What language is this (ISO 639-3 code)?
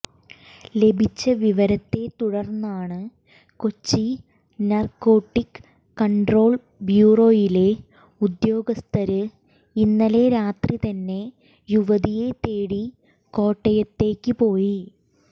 mal